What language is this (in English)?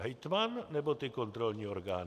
Czech